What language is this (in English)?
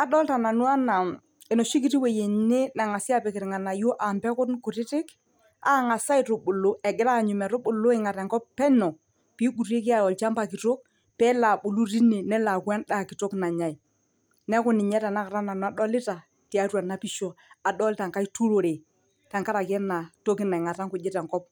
Masai